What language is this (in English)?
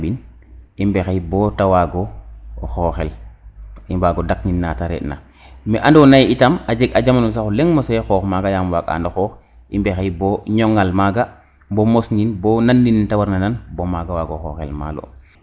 Serer